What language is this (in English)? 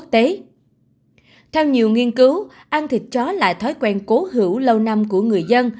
Vietnamese